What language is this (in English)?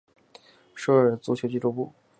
Chinese